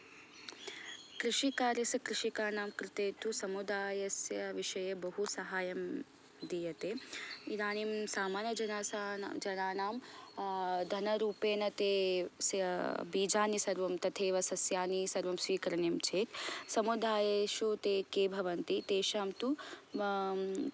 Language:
Sanskrit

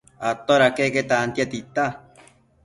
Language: Matsés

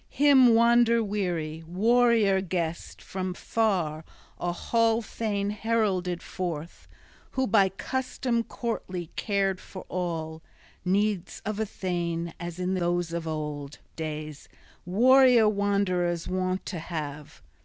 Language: English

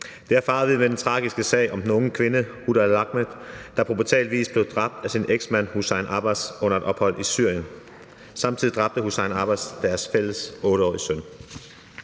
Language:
Danish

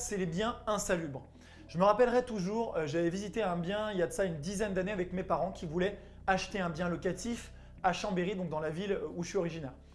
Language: French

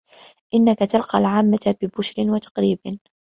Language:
Arabic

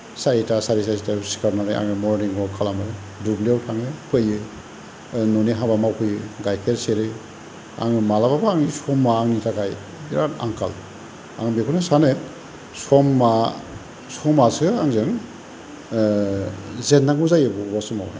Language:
Bodo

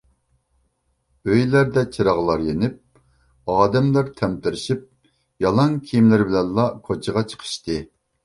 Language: Uyghur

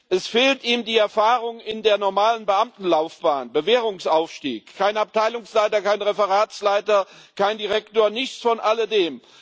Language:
German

